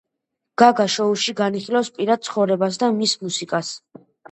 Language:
Georgian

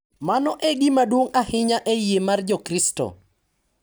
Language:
Luo (Kenya and Tanzania)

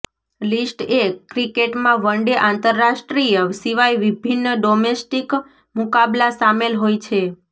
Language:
Gujarati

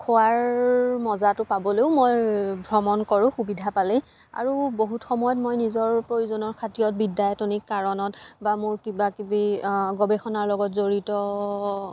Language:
Assamese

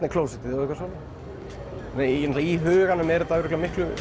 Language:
Icelandic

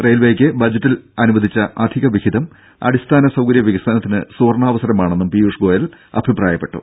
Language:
Malayalam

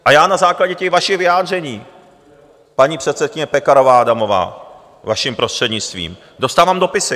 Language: Czech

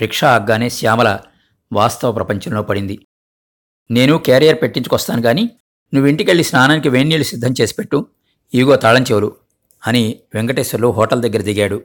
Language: Telugu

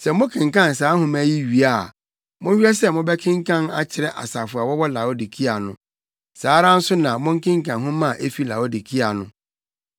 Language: Akan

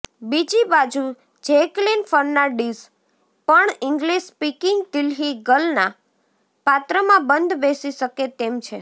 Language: Gujarati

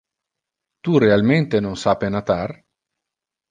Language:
Interlingua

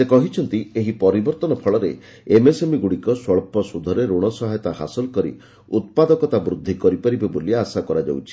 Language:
Odia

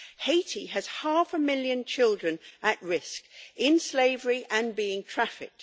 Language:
English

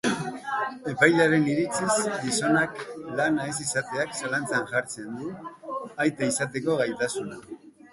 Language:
Basque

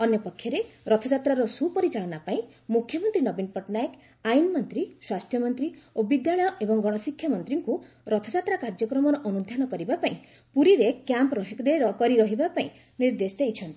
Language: Odia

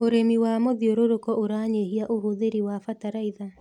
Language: Kikuyu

